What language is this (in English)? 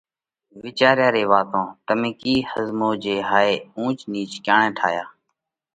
Parkari Koli